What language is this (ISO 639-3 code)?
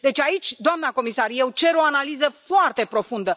ron